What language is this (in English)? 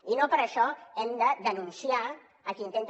Catalan